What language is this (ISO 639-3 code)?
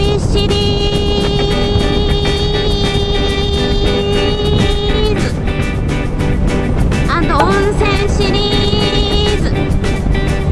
jpn